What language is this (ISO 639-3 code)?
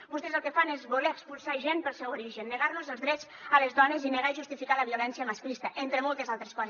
cat